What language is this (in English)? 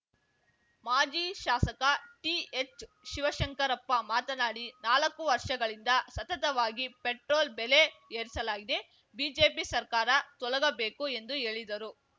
Kannada